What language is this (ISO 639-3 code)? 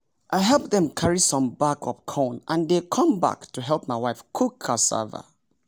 pcm